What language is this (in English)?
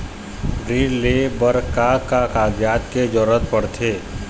Chhattisgarhi